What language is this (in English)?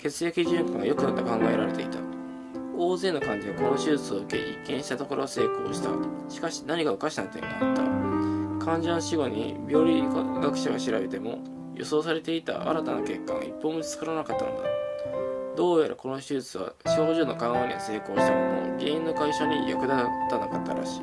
Japanese